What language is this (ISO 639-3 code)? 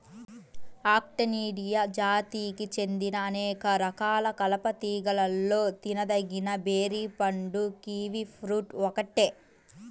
tel